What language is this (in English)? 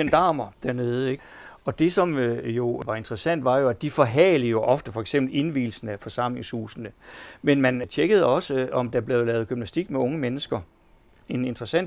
Danish